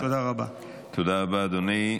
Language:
Hebrew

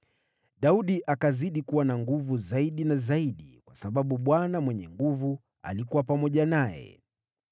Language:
Swahili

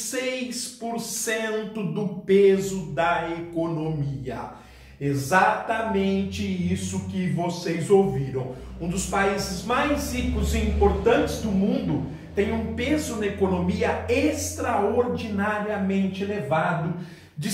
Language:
Portuguese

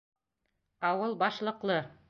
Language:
Bashkir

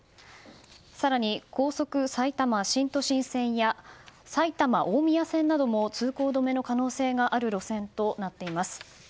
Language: Japanese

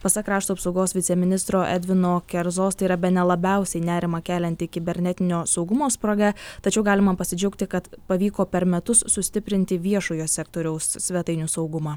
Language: Lithuanian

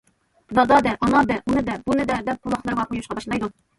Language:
Uyghur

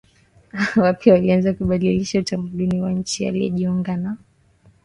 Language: Swahili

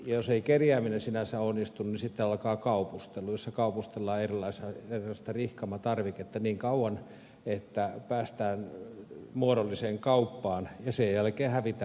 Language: Finnish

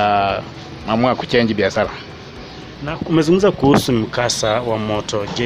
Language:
Swahili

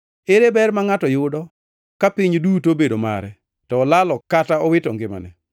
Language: Luo (Kenya and Tanzania)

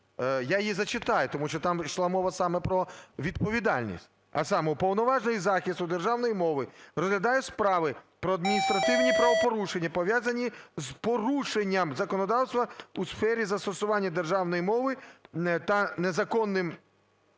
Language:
Ukrainian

